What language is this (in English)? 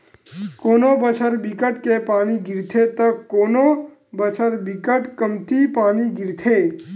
Chhattisgarhi